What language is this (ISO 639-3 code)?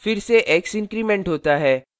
hin